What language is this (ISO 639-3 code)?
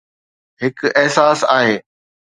snd